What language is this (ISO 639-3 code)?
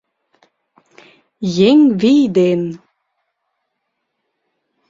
chm